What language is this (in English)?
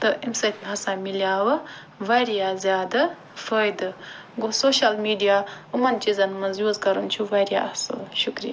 Kashmiri